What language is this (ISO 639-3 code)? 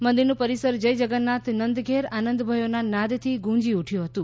guj